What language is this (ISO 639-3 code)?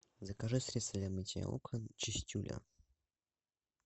rus